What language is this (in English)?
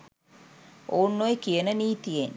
Sinhala